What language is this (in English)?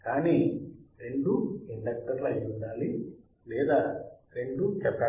Telugu